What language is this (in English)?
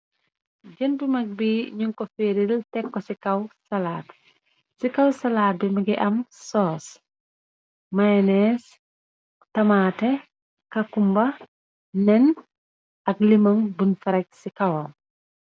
Wolof